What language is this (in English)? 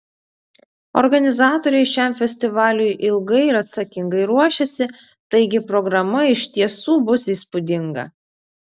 Lithuanian